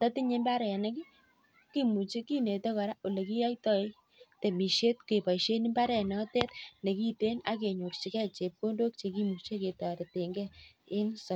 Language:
Kalenjin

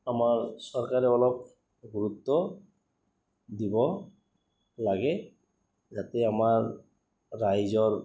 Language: Assamese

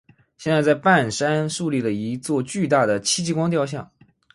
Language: Chinese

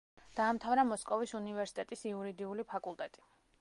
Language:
Georgian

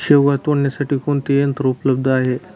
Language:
Marathi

